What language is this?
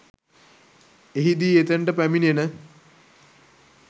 Sinhala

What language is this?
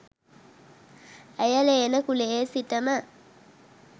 Sinhala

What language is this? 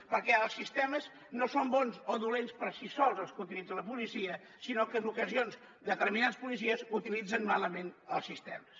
Catalan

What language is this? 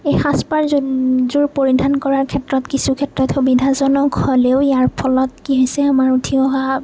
Assamese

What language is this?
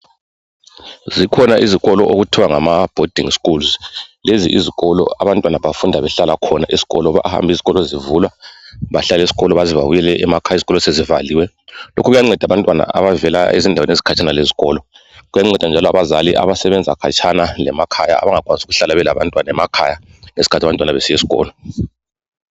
North Ndebele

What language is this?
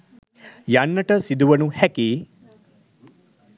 Sinhala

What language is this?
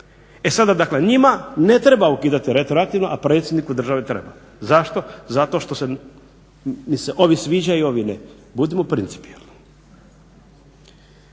Croatian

